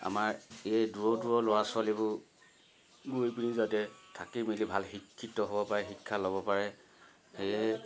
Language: Assamese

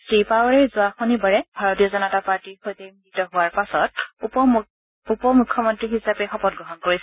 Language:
Assamese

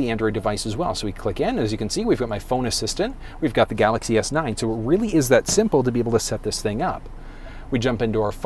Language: English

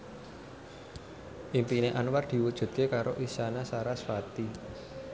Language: Javanese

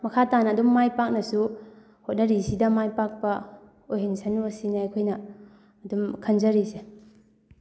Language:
Manipuri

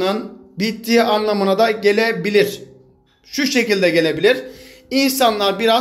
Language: Turkish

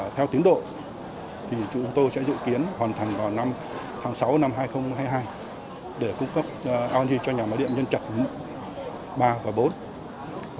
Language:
Vietnamese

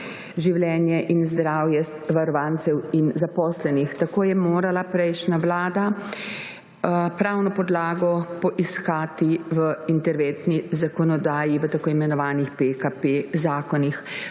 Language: Slovenian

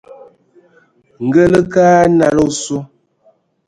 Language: Ewondo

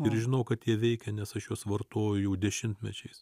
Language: Lithuanian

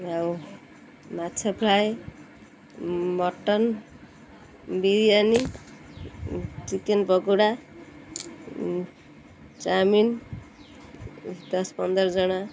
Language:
Odia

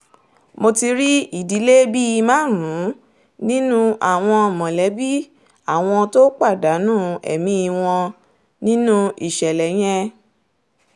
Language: Yoruba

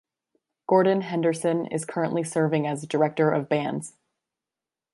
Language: English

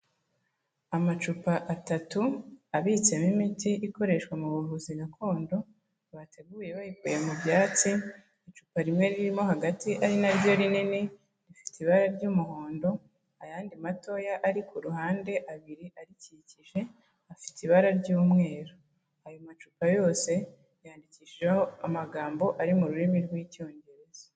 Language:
Kinyarwanda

